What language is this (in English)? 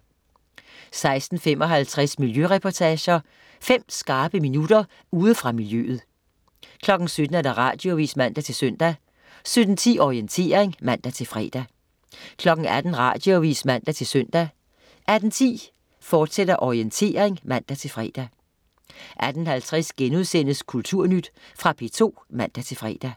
Danish